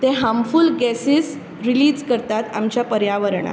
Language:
Konkani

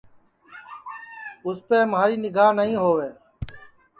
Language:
Sansi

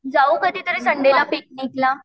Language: Marathi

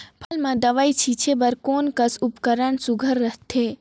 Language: Chhattisgarhi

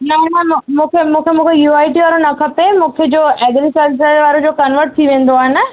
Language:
Sindhi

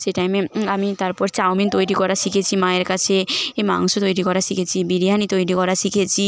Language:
Bangla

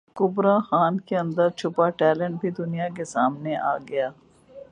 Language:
Urdu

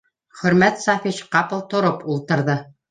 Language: Bashkir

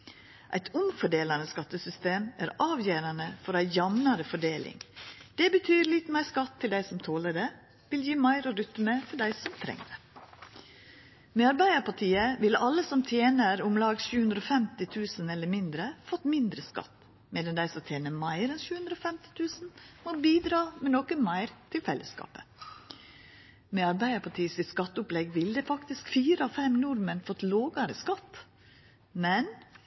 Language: Norwegian Nynorsk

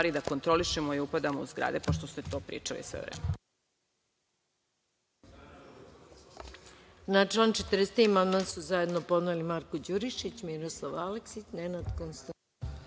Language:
Serbian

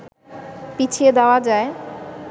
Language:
Bangla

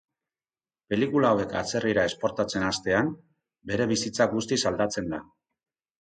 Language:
Basque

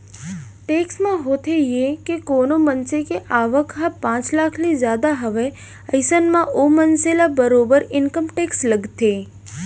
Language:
Chhattisgarhi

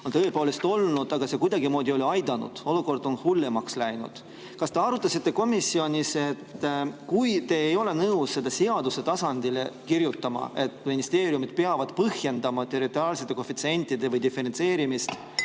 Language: Estonian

